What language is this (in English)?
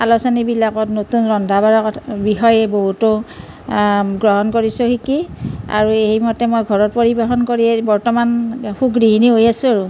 Assamese